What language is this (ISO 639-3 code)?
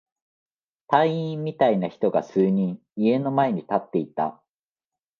jpn